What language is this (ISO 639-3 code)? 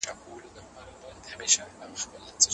pus